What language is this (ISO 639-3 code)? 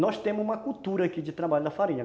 por